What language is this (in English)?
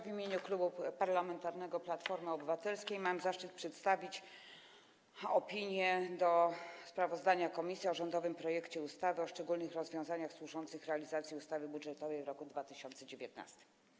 Polish